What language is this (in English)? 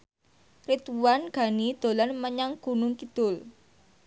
Javanese